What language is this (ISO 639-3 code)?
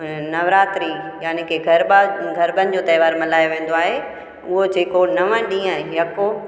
snd